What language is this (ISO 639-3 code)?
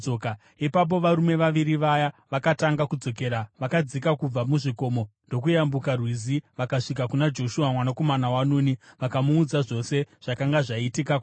sna